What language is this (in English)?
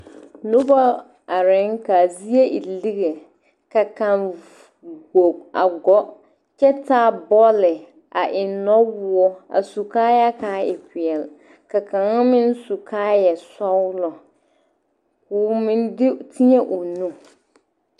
Southern Dagaare